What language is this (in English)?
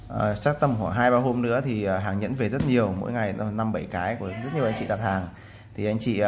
Vietnamese